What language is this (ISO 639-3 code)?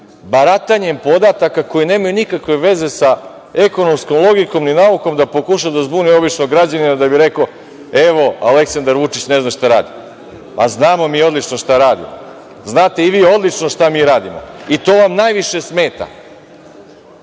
srp